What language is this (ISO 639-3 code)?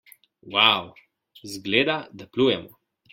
slv